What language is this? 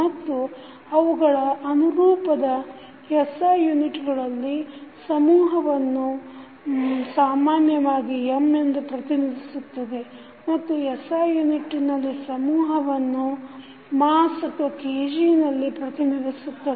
Kannada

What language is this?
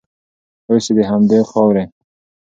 Pashto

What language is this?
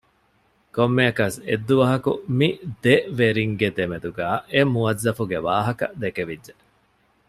Divehi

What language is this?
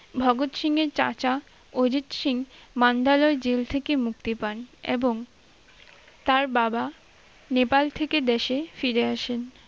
Bangla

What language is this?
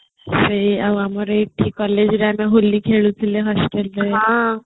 Odia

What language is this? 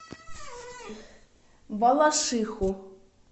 Russian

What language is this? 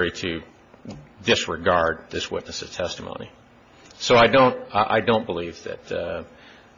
English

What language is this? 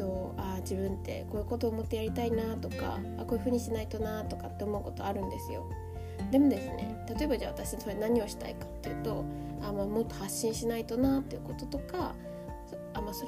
Japanese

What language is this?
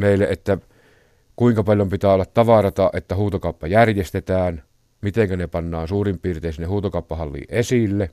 Finnish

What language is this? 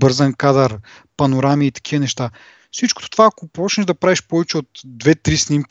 Bulgarian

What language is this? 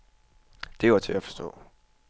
Danish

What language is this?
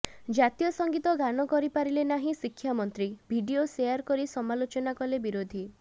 Odia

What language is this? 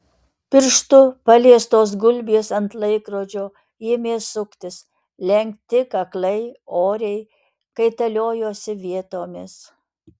Lithuanian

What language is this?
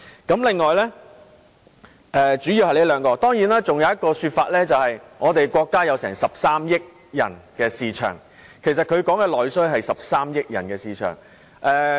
Cantonese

